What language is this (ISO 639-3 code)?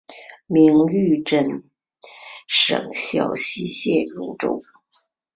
zho